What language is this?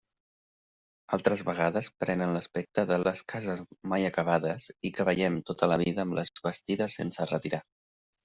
Catalan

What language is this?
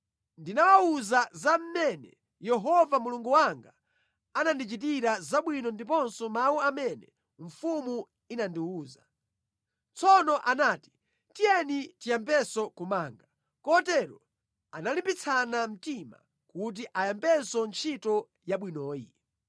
Nyanja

